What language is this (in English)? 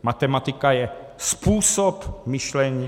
Czech